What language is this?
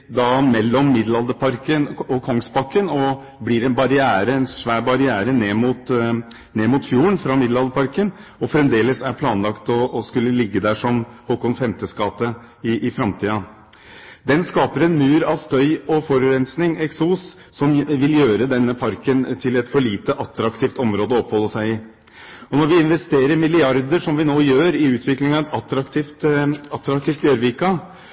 Norwegian Bokmål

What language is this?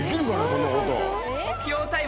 Japanese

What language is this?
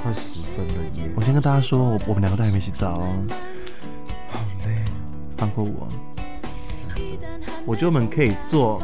Chinese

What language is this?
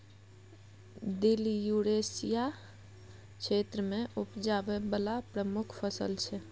Maithili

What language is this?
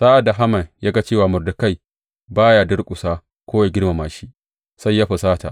Hausa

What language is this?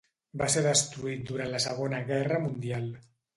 Catalan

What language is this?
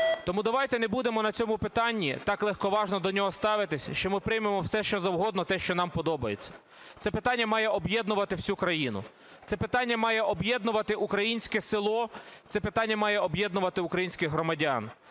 Ukrainian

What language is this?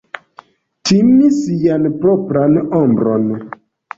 Esperanto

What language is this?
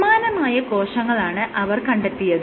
Malayalam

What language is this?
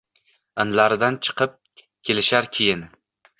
Uzbek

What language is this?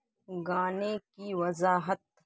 Urdu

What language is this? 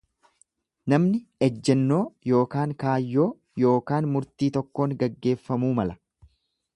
Oromo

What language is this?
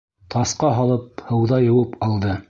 Bashkir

